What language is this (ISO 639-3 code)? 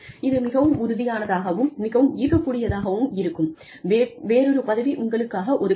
tam